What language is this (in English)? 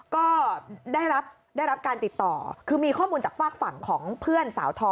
Thai